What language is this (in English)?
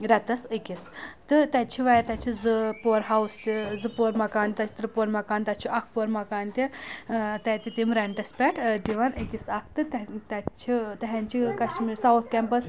Kashmiri